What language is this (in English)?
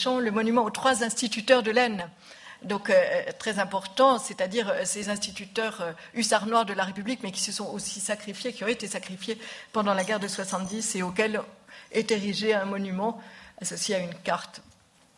French